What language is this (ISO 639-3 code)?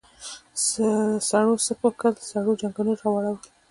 pus